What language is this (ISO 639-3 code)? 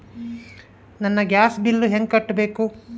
kan